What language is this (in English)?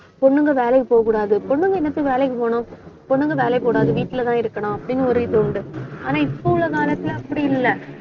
Tamil